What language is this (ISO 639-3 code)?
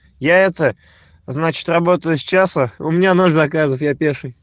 rus